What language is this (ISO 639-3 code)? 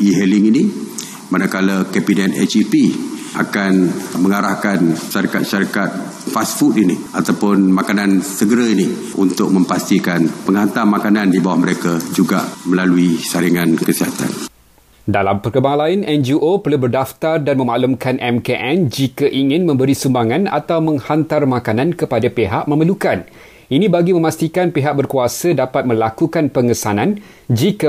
msa